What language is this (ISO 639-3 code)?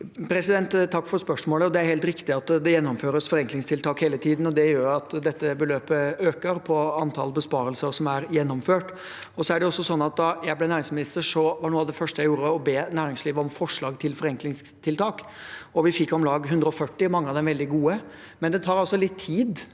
nor